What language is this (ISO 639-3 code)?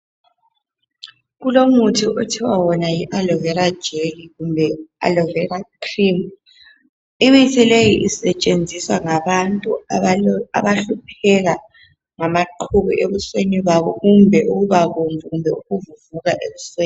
nde